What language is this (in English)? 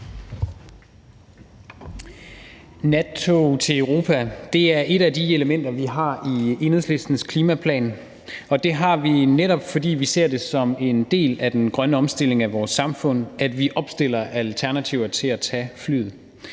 Danish